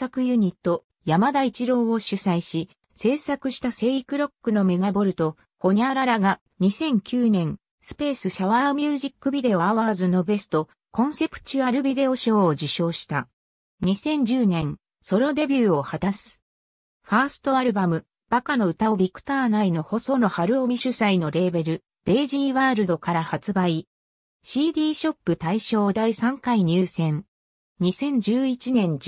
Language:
Japanese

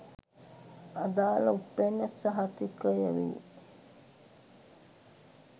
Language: Sinhala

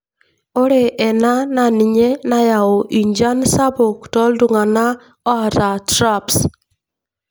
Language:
Masai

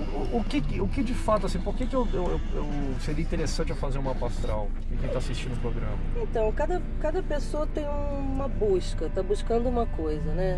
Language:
Portuguese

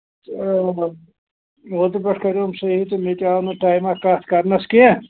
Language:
Kashmiri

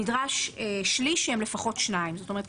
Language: Hebrew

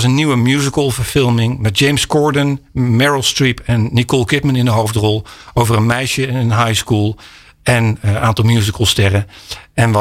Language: Dutch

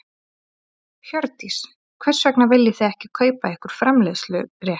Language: Icelandic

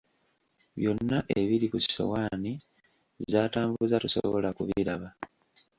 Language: Ganda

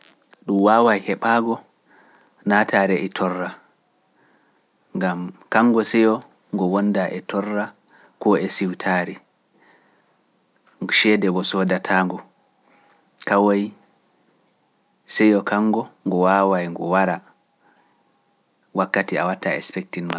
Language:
Pular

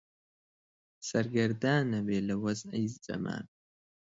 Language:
Central Kurdish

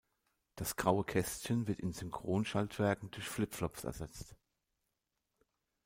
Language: German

